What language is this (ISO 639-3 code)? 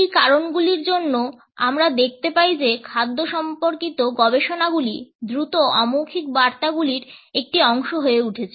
ben